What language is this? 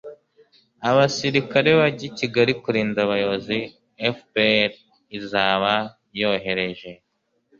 Kinyarwanda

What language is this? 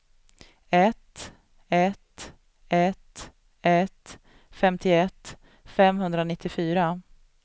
Swedish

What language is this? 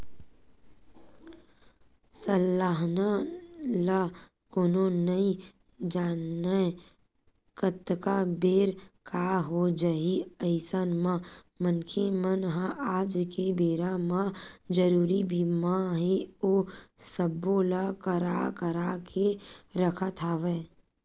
Chhattisgarhi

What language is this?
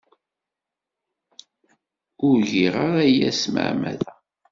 Kabyle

